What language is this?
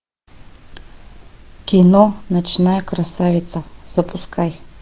Russian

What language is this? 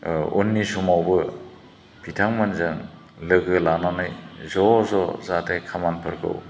Bodo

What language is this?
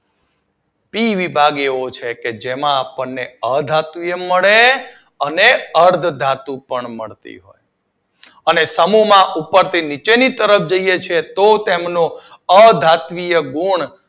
Gujarati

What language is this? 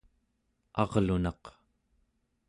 Central Yupik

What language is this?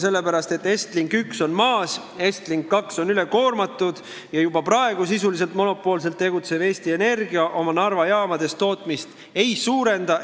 Estonian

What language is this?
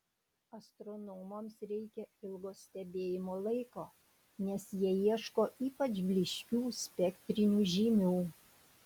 Lithuanian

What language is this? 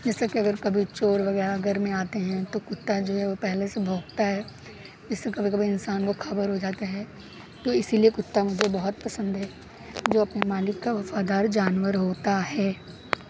Urdu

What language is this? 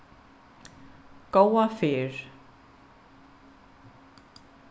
Faroese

